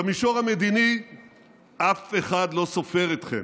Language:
Hebrew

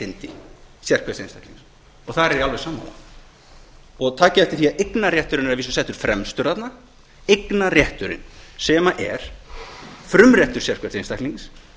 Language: Icelandic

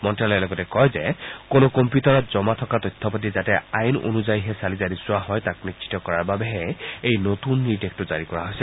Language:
Assamese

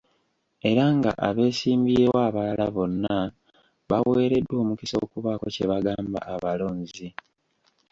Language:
Ganda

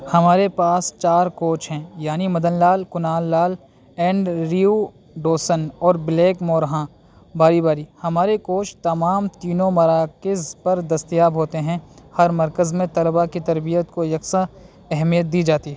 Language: Urdu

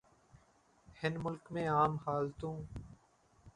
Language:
Sindhi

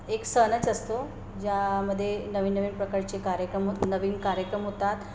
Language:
Marathi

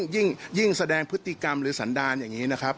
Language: Thai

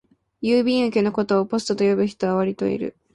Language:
Japanese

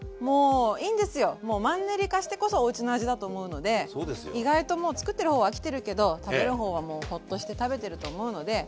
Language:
Japanese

